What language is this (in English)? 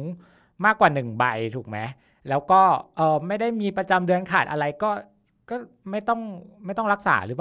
Thai